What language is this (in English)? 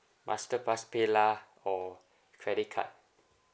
English